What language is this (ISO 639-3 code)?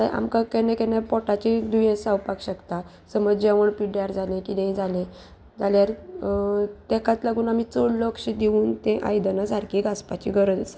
kok